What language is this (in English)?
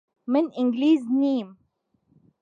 Central Kurdish